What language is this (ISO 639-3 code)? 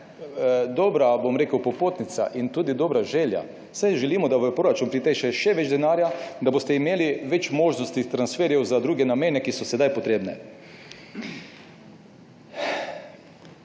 slv